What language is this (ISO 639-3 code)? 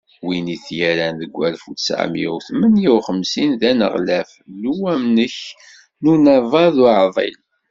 kab